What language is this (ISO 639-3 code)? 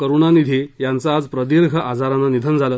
mar